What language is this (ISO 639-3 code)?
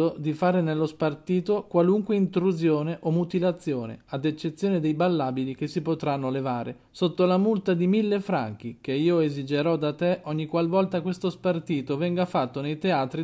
ita